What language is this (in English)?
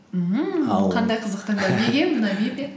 Kazakh